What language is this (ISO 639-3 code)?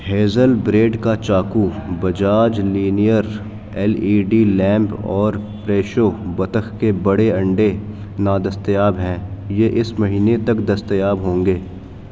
urd